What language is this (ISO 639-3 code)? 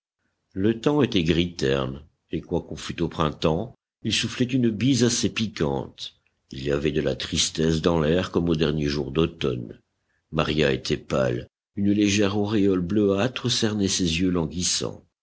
fra